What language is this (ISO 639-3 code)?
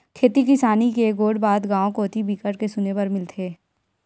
hne